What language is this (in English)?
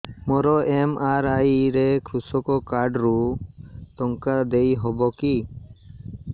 Odia